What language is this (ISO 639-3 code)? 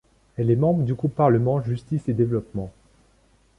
fra